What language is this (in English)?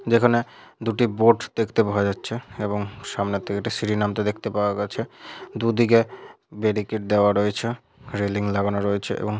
Bangla